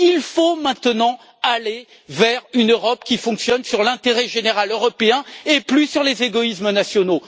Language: French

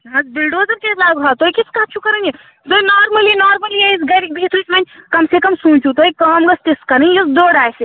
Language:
Kashmiri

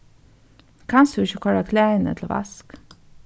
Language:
Faroese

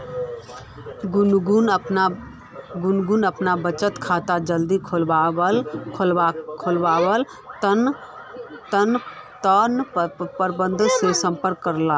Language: Magahi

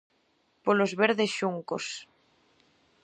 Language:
Galician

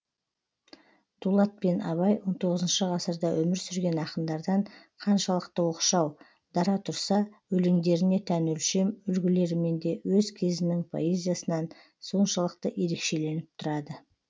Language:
Kazakh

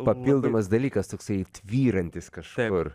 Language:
Lithuanian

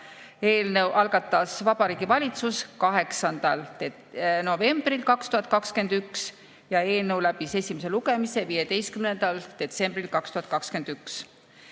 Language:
Estonian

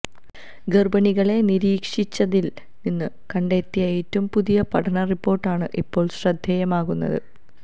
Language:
Malayalam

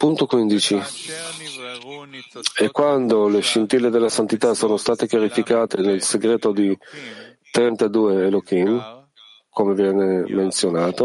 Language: Italian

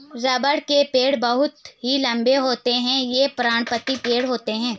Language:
Hindi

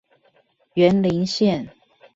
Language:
Chinese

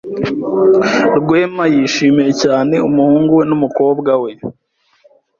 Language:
Kinyarwanda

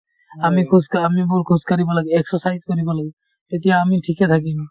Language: Assamese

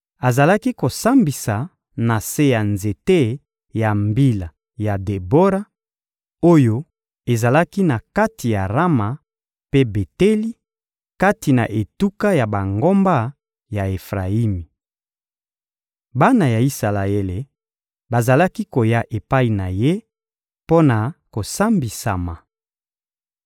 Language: Lingala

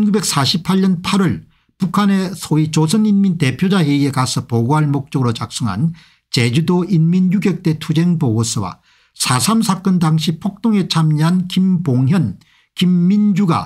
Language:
Korean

